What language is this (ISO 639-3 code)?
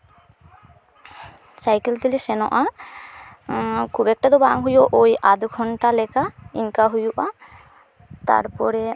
sat